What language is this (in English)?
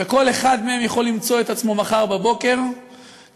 Hebrew